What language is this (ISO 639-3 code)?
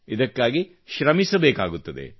kan